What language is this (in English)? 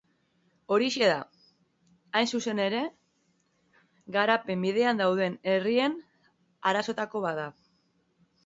Basque